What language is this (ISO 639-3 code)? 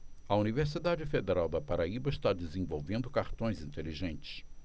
por